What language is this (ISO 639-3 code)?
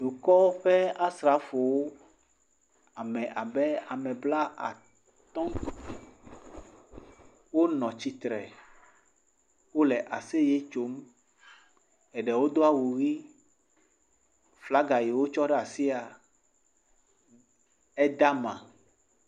ewe